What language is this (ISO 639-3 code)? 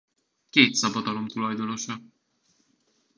hun